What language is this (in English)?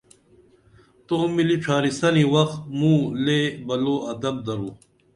Dameli